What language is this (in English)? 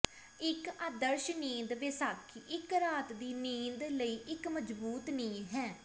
Punjabi